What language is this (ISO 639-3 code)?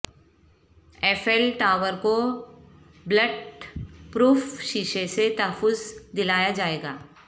urd